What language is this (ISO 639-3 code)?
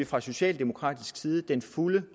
dan